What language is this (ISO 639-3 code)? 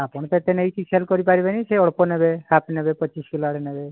ori